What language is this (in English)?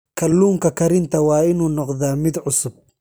Somali